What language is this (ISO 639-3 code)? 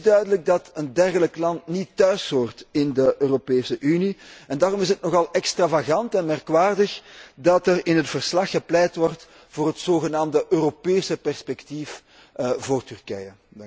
nld